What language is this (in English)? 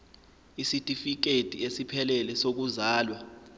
Zulu